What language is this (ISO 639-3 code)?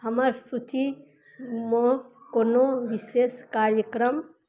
mai